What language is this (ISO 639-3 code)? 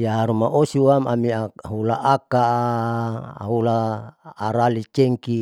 sau